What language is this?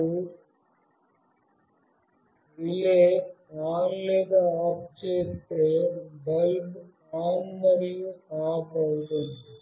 Telugu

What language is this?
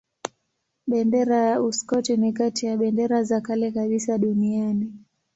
Swahili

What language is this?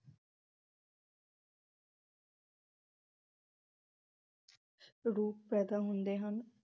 Punjabi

